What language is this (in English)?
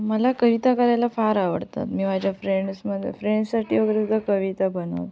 Marathi